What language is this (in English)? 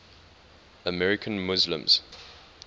English